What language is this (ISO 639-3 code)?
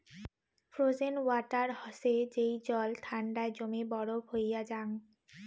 ben